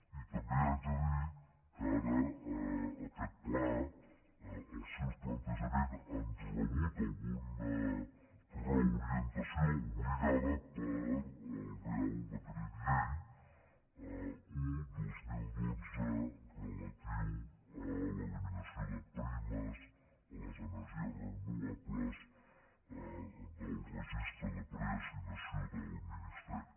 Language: Catalan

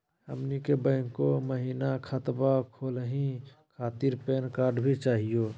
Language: Magahi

